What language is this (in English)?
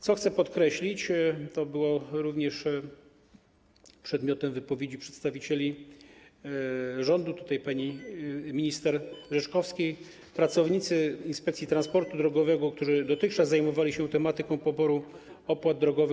Polish